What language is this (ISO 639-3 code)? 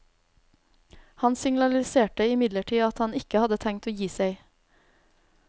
nor